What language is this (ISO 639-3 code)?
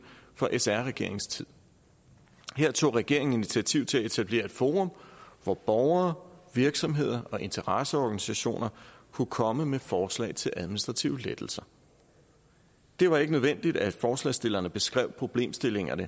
dan